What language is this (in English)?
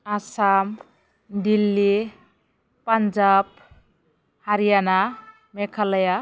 Bodo